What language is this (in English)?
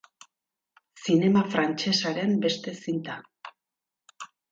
Basque